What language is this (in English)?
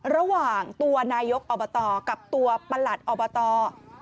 Thai